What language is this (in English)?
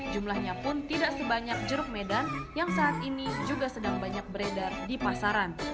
Indonesian